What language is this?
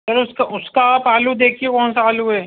Urdu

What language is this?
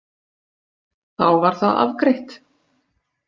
Icelandic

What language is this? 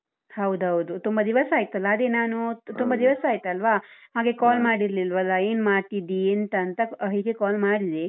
Kannada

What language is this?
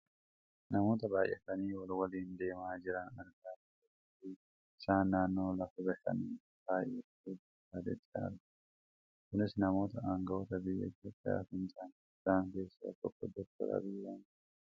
Oromo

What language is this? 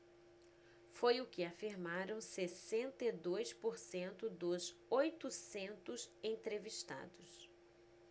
Portuguese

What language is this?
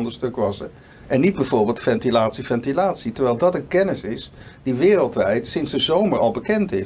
Dutch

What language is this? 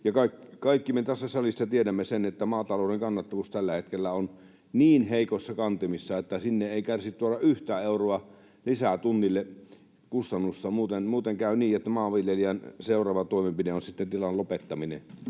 Finnish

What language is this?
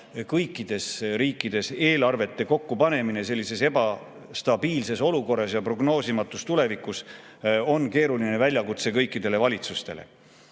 Estonian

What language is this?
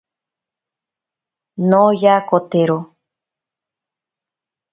Ashéninka Perené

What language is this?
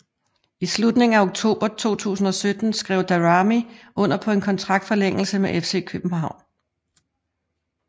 Danish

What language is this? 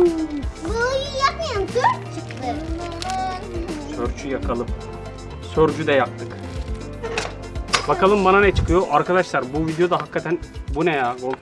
Turkish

